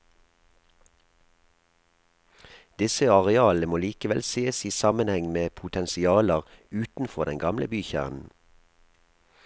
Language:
Norwegian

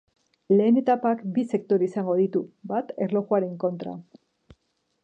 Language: Basque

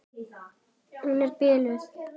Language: Icelandic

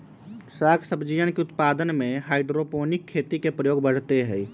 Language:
Magahi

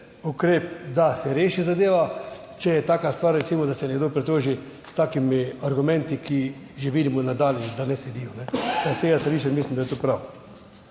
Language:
Slovenian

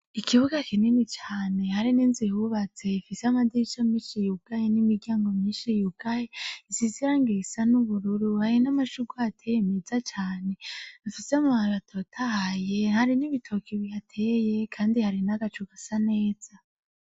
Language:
Rundi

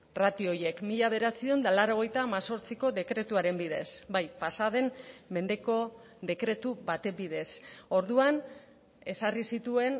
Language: Basque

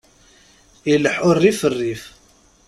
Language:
Kabyle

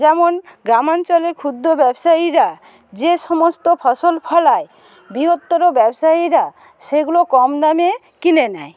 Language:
Bangla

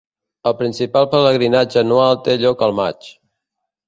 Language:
Catalan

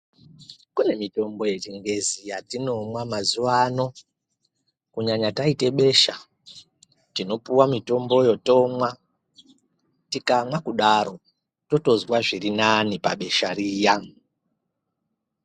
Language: Ndau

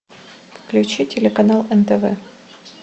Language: Russian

